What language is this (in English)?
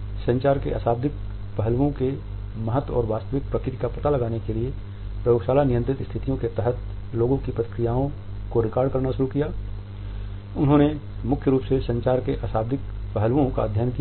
Hindi